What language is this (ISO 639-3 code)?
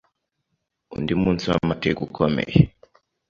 kin